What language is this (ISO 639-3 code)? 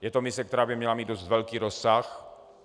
ces